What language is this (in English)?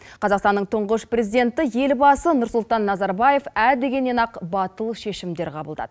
Kazakh